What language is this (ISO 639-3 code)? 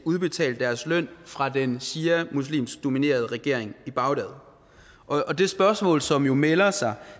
dan